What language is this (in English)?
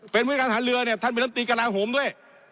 Thai